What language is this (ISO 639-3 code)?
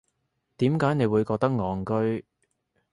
yue